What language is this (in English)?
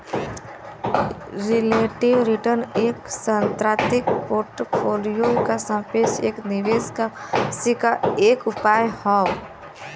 Bhojpuri